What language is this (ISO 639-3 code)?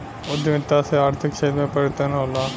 bho